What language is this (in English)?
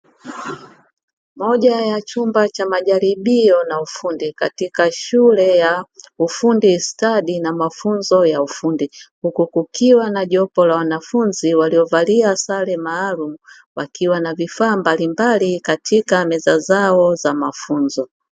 Swahili